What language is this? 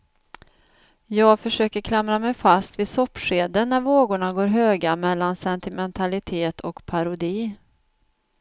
Swedish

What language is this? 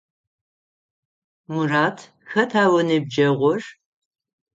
Adyghe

